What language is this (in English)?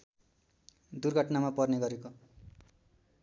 Nepali